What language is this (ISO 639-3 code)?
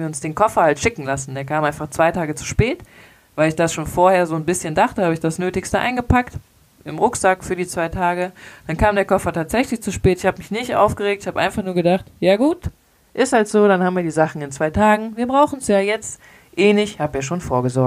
deu